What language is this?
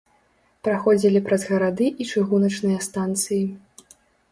Belarusian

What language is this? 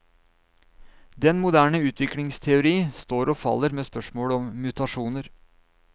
Norwegian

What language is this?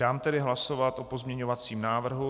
Czech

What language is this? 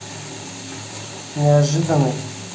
Russian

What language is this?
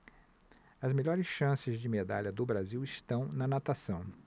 Portuguese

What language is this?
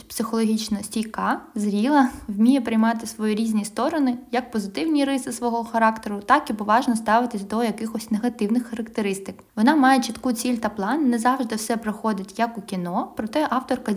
Ukrainian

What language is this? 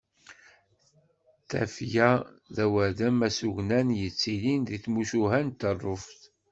Kabyle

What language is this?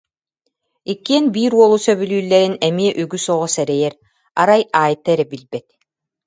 Yakut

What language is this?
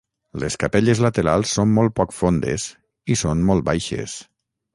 Catalan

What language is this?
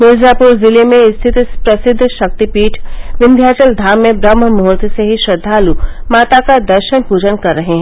Hindi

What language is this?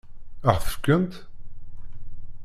Kabyle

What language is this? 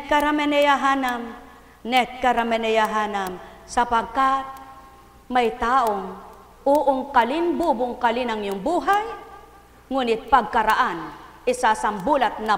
Filipino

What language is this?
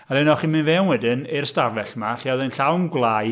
Welsh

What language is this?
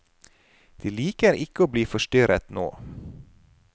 Norwegian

